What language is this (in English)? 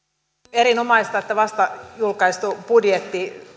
Finnish